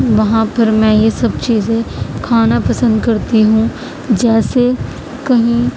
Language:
Urdu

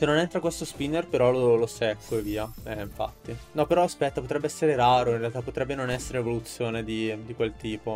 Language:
Italian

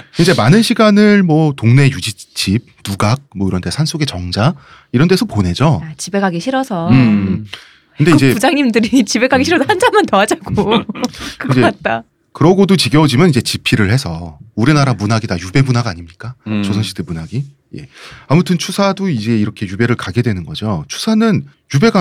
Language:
Korean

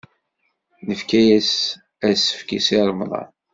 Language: Kabyle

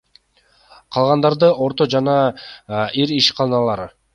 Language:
Kyrgyz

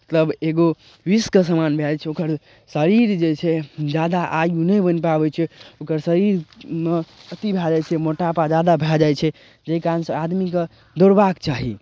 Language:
Maithili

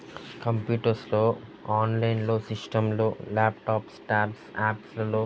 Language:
Telugu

